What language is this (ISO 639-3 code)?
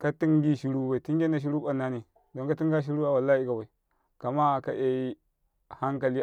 kai